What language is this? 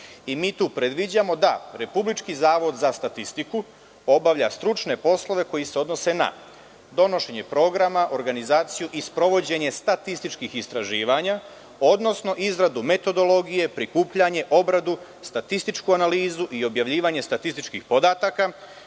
Serbian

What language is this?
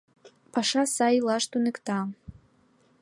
Mari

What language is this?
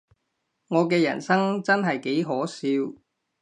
Cantonese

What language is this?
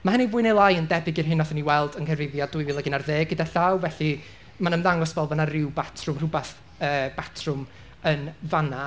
Welsh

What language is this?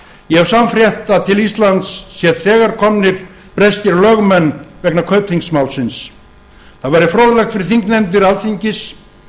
Icelandic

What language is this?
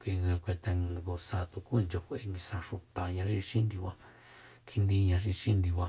Soyaltepec Mazatec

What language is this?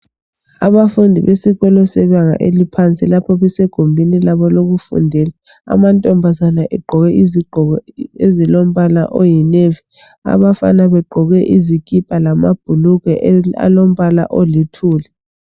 North Ndebele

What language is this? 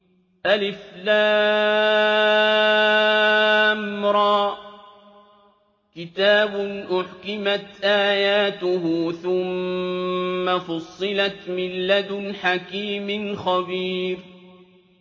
Arabic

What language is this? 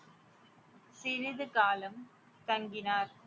Tamil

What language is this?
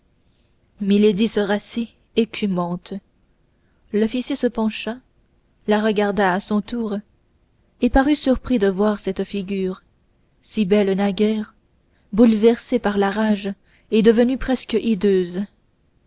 French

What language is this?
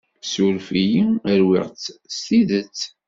Kabyle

